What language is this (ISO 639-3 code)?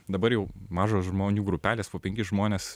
lit